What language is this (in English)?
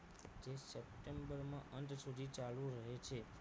Gujarati